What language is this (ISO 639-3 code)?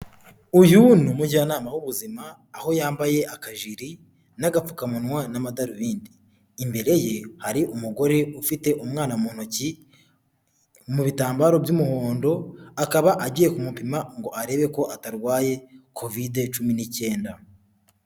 kin